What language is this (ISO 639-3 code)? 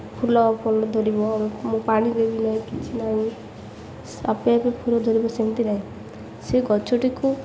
ori